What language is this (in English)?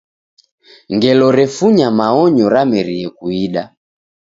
Taita